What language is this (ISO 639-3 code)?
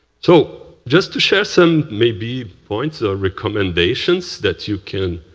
eng